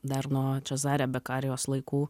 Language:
Lithuanian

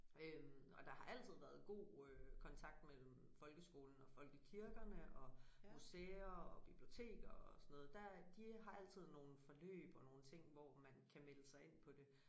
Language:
Danish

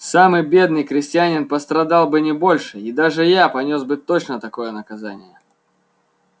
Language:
Russian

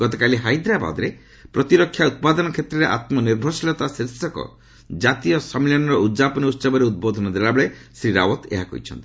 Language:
Odia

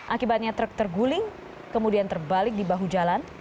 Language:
Indonesian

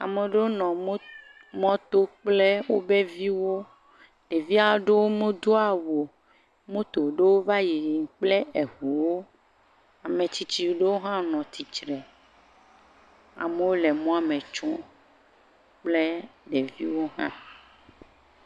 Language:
Ewe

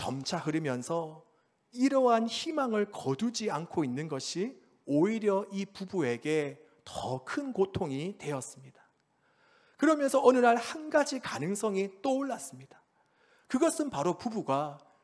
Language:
Korean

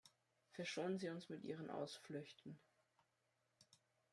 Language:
German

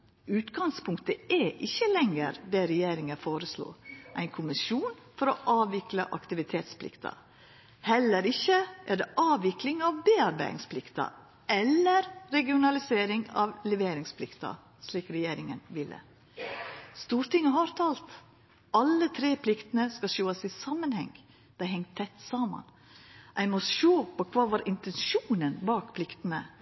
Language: Norwegian Nynorsk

